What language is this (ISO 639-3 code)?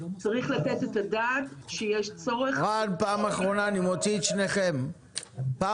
heb